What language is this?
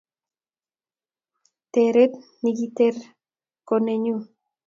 Kalenjin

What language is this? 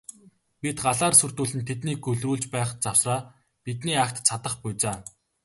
Mongolian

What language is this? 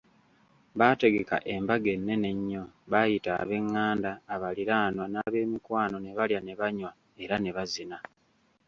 Ganda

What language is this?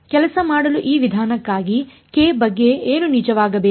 Kannada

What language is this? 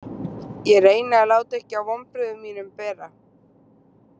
Icelandic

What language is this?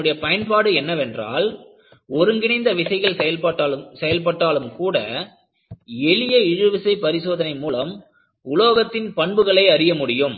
Tamil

